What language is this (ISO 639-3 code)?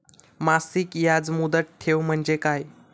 mar